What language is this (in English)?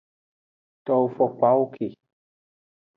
Aja (Benin)